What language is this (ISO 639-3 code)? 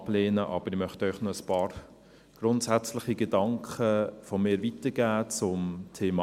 gsw